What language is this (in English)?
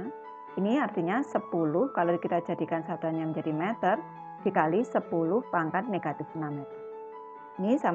Indonesian